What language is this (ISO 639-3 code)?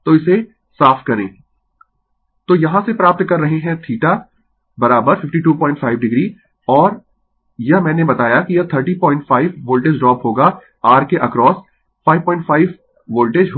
hin